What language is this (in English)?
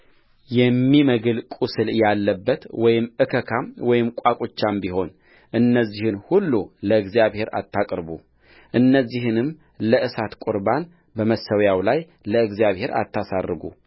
Amharic